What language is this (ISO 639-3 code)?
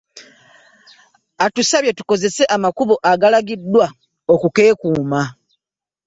lug